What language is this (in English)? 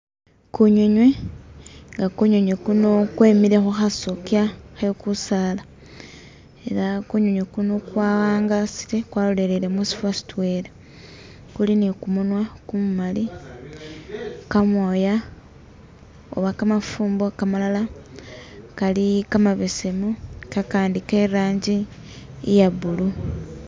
Masaaba